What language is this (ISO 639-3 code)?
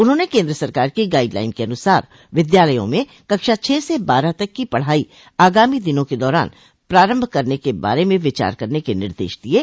hin